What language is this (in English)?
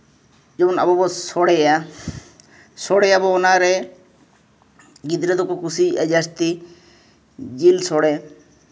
Santali